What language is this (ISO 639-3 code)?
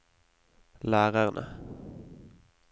nor